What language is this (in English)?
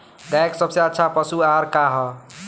Bhojpuri